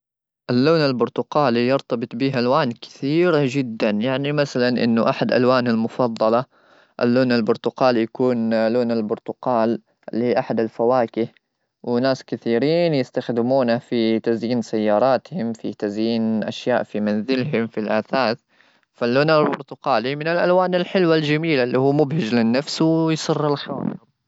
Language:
Gulf Arabic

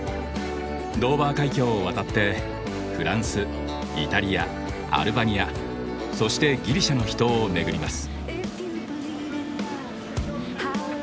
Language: Japanese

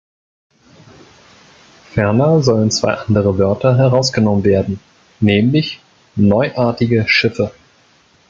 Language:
German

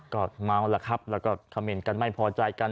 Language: Thai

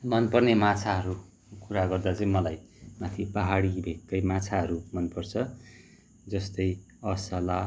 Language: Nepali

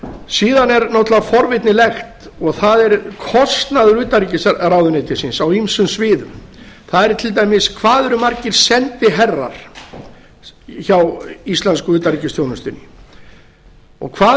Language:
Icelandic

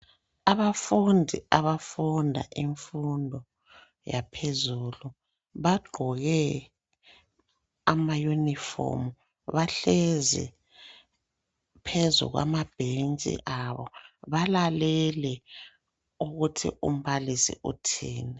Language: North Ndebele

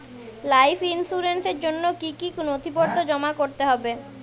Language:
Bangla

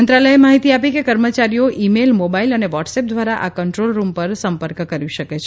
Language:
Gujarati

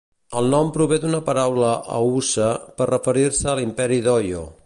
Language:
Catalan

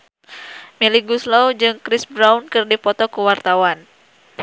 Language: Sundanese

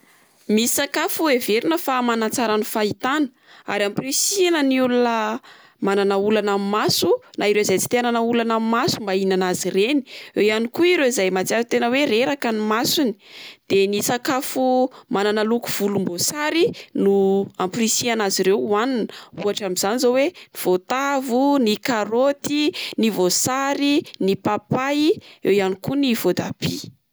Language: Malagasy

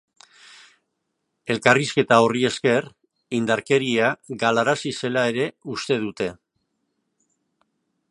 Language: Basque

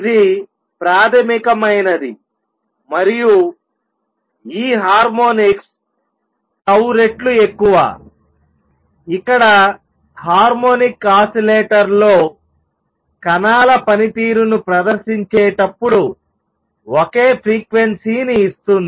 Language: Telugu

